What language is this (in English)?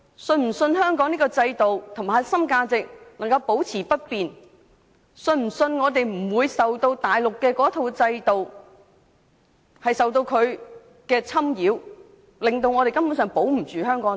Cantonese